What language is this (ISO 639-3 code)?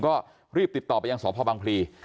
tha